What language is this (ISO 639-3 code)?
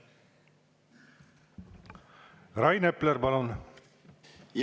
est